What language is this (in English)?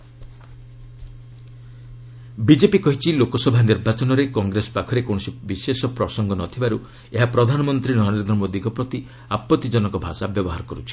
Odia